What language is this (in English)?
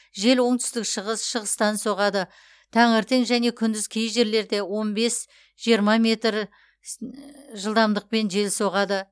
Kazakh